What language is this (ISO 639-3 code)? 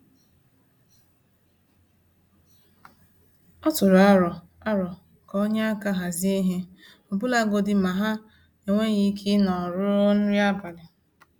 ibo